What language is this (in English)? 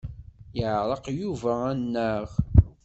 Kabyle